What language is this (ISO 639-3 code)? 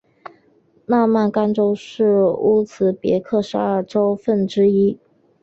zho